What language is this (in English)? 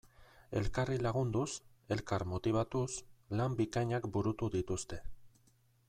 Basque